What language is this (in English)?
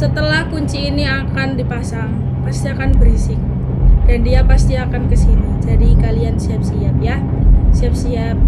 Indonesian